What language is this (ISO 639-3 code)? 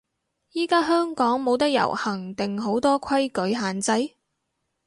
yue